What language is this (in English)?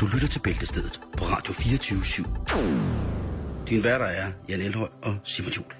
Danish